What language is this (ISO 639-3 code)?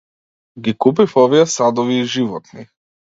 mkd